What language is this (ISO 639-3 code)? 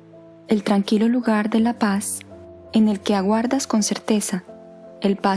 spa